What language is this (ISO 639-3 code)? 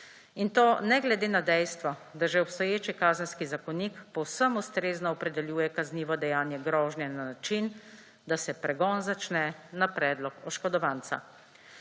slv